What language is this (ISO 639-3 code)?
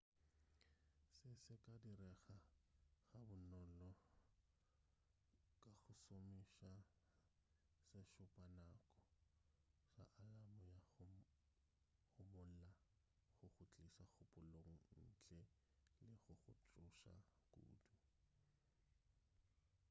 nso